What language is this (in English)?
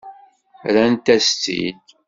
Kabyle